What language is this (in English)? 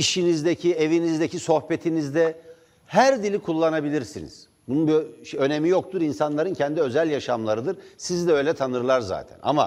Turkish